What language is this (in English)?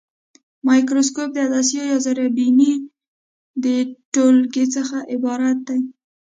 Pashto